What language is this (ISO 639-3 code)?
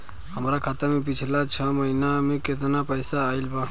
bho